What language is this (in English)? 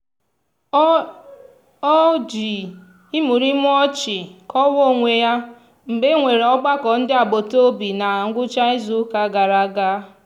Igbo